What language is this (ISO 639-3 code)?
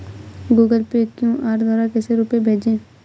hin